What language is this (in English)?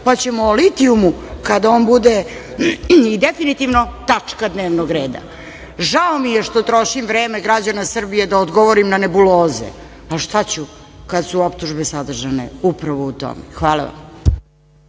Serbian